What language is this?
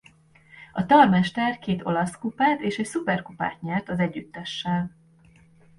Hungarian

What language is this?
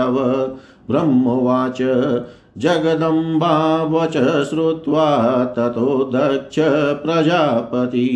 Hindi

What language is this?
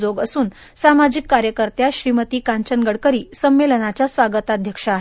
Marathi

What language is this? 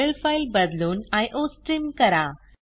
Marathi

